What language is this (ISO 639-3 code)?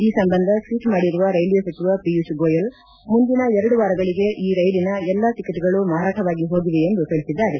kan